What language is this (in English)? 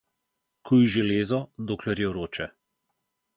Slovenian